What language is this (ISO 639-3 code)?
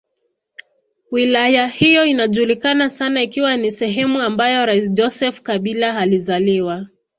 swa